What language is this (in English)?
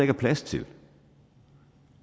Danish